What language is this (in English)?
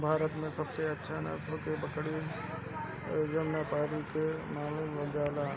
Bhojpuri